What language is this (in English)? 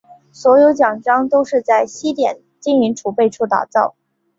Chinese